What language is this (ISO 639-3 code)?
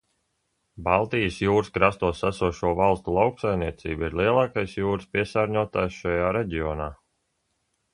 lav